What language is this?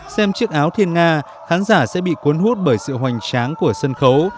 Vietnamese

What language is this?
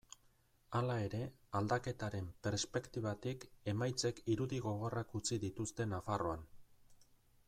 Basque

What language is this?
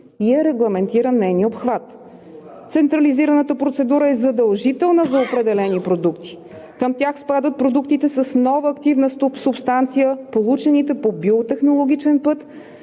Bulgarian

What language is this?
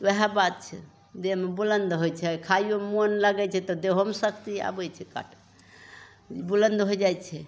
Maithili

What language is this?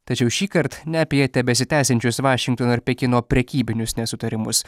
Lithuanian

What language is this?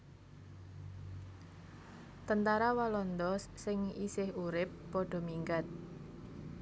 Javanese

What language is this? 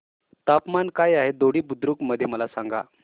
Marathi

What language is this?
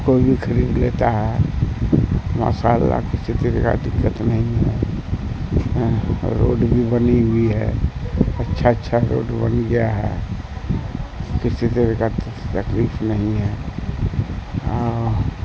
Urdu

